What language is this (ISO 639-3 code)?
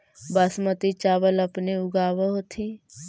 mag